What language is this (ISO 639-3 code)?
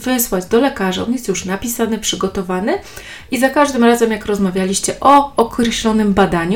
pol